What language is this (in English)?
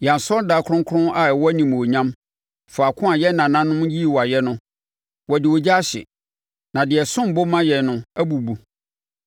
Akan